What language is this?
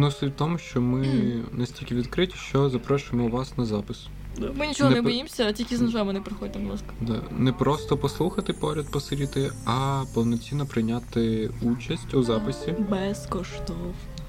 Ukrainian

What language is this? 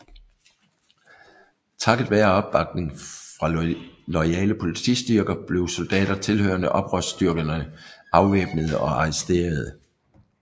Danish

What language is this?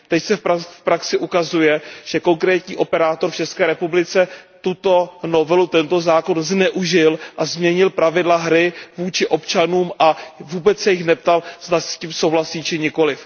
Czech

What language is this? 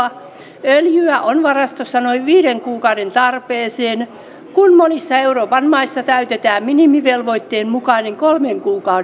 Finnish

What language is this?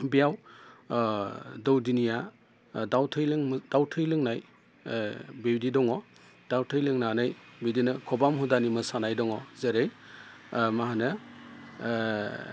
Bodo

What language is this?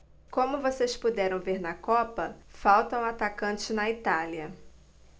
Portuguese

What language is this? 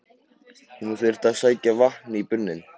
Icelandic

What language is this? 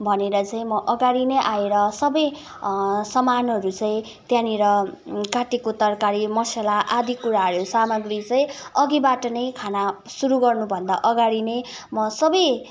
Nepali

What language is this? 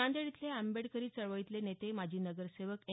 Marathi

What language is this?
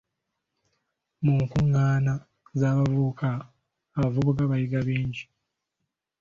Ganda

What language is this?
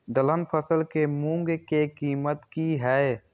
Maithili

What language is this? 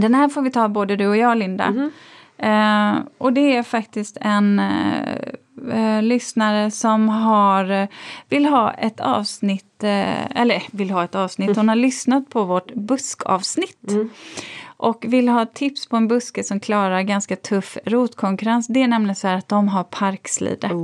Swedish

